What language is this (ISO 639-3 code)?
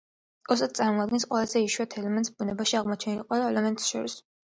kat